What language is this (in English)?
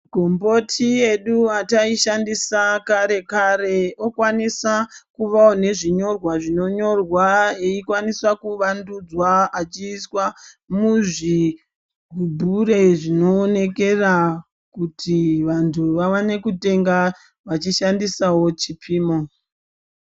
Ndau